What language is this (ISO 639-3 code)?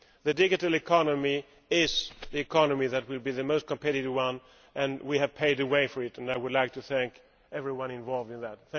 eng